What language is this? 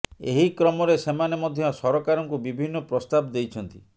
Odia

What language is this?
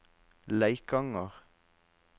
Norwegian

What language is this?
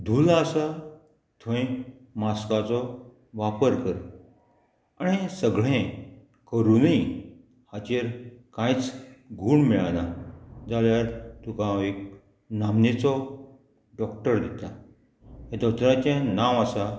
Konkani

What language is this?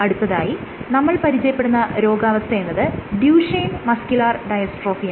Malayalam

